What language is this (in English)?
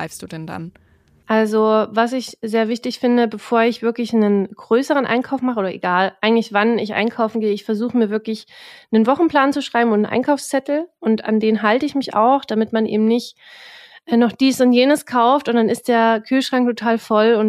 German